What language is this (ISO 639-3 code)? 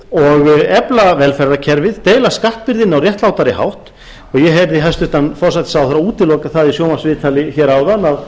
isl